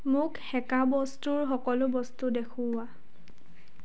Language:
Assamese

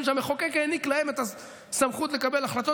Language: Hebrew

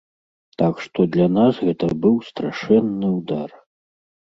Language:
Belarusian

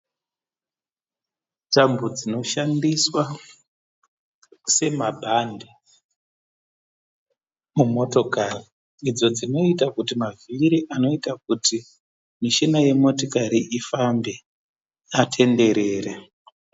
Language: Shona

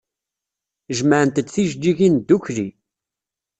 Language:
Kabyle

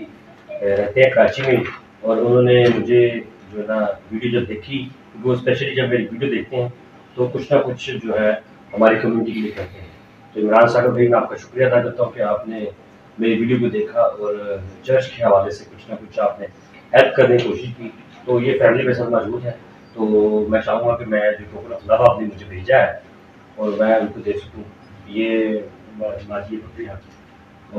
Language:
Hindi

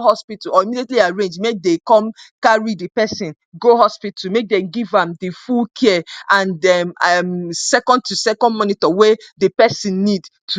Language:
Nigerian Pidgin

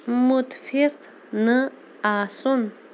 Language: Kashmiri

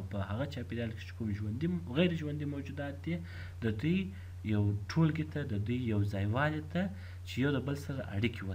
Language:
French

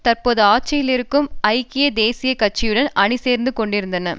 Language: Tamil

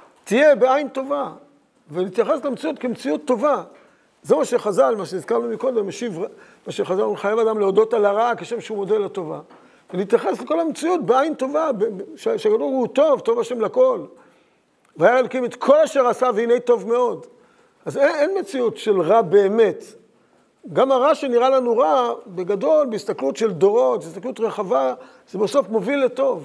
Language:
Hebrew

